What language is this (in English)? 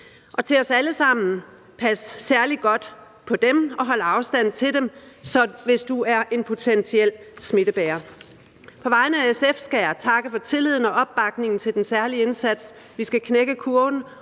Danish